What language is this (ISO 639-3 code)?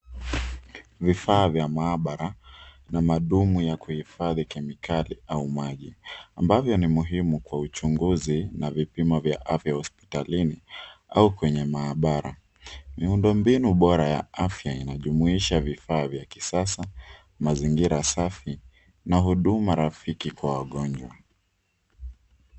swa